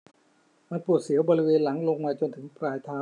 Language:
Thai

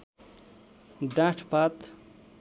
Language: Nepali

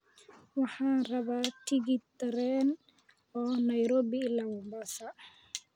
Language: Somali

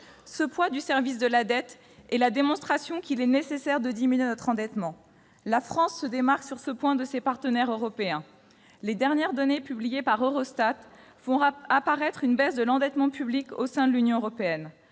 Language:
French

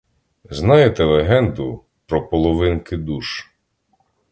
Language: Ukrainian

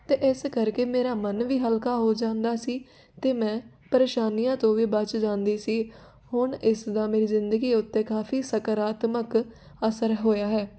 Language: Punjabi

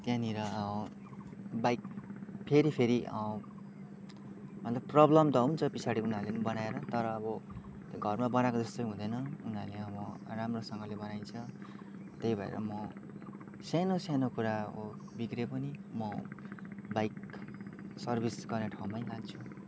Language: Nepali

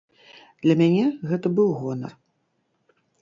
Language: Belarusian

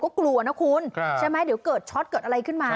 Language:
Thai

